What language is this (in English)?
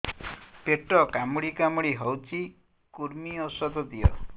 Odia